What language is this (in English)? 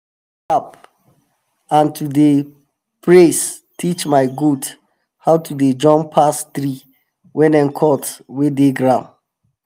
Nigerian Pidgin